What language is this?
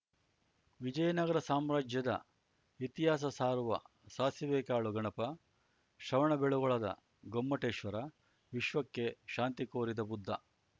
Kannada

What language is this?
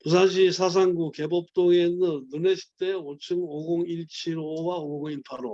Korean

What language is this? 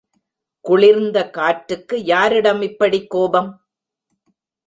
Tamil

